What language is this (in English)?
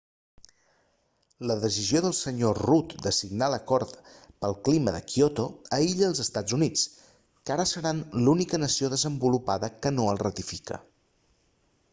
Catalan